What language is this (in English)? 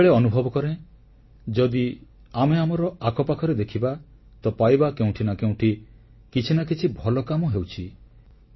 Odia